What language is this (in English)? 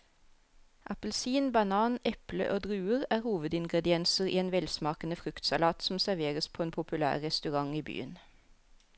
Norwegian